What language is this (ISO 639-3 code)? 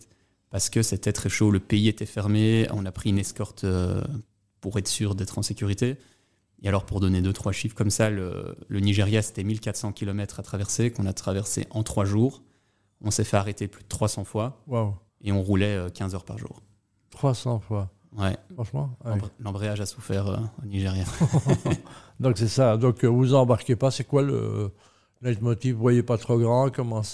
fra